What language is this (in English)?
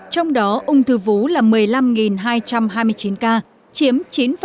Vietnamese